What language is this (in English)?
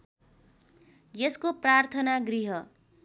Nepali